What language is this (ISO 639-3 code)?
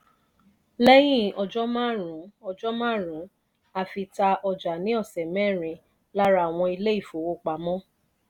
yor